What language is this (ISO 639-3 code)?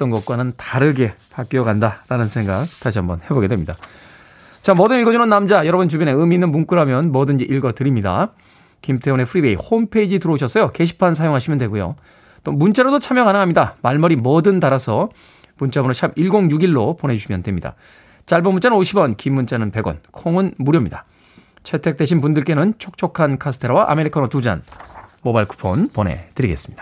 kor